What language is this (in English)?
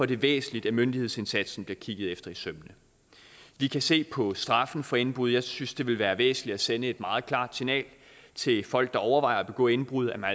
Danish